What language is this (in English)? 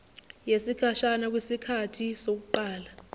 Zulu